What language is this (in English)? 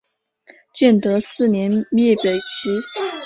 Chinese